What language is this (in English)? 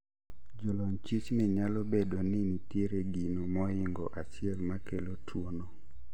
Luo (Kenya and Tanzania)